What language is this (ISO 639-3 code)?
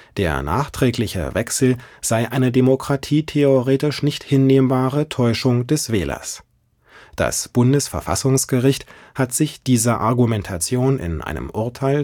deu